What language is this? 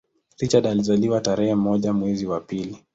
Swahili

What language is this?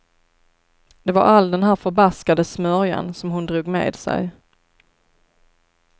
Swedish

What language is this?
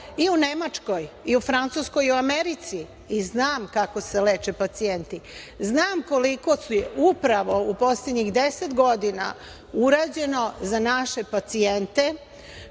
Serbian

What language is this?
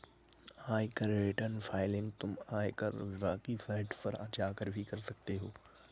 Hindi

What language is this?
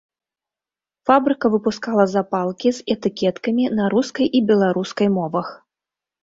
Belarusian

